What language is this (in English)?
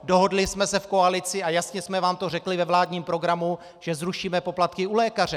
Czech